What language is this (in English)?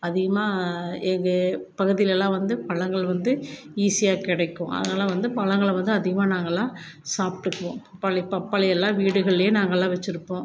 Tamil